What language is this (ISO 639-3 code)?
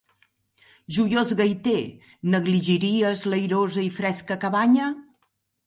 cat